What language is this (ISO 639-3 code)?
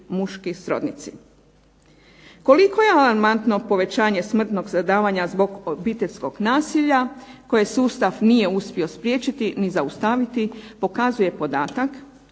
hrv